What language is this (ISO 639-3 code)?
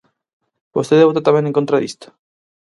glg